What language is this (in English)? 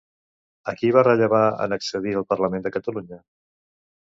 Catalan